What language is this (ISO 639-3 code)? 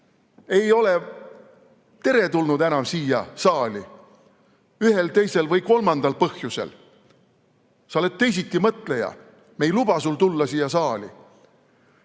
est